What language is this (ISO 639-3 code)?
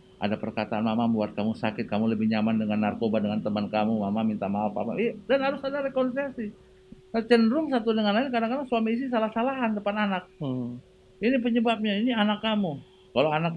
ind